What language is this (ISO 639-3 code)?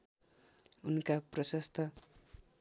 nep